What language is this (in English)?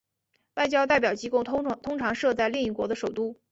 Chinese